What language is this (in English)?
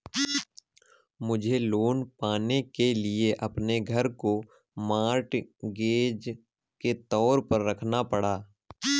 Hindi